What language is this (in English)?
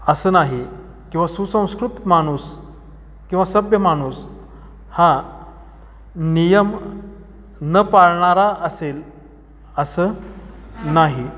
Marathi